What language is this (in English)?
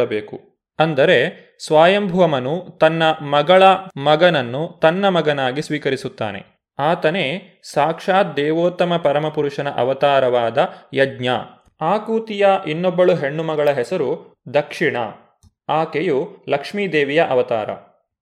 Kannada